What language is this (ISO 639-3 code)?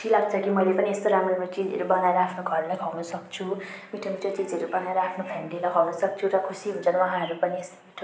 nep